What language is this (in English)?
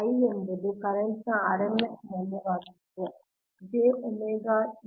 Kannada